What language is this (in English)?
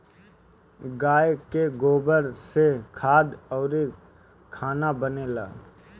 Bhojpuri